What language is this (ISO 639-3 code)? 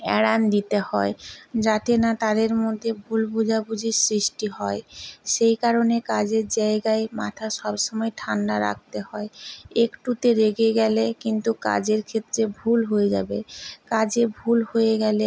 ben